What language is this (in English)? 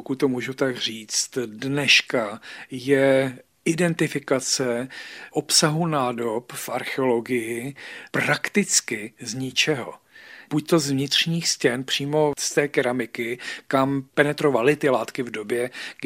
Czech